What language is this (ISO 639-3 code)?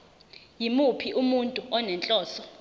zul